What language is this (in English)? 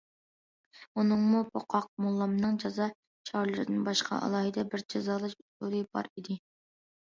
Uyghur